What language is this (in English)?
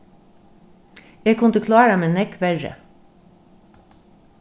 Faroese